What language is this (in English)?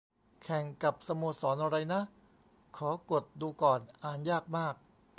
Thai